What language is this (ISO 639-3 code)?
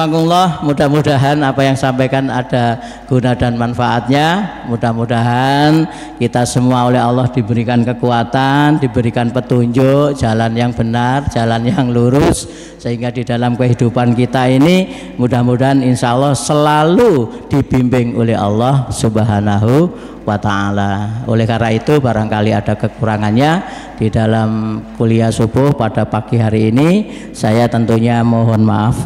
ind